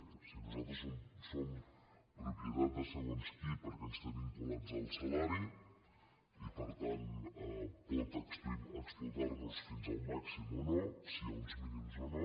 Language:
Catalan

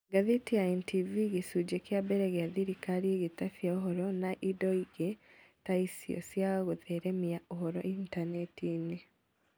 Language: Kikuyu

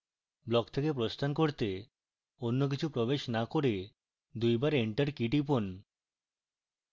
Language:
Bangla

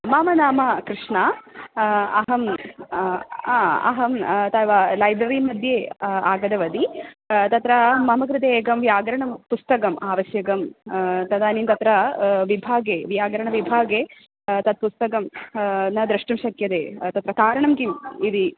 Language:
Sanskrit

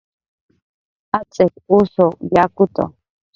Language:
Jaqaru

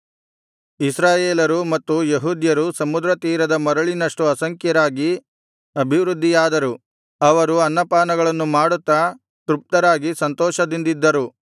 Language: Kannada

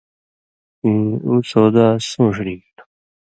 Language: Indus Kohistani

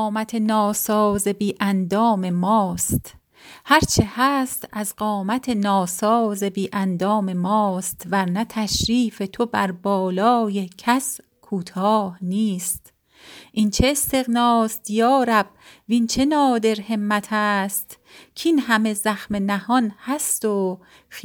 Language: Persian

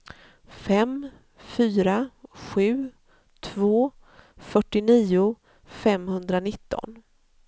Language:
Swedish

